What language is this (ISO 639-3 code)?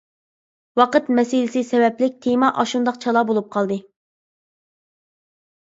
uig